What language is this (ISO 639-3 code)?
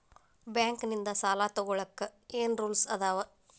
kan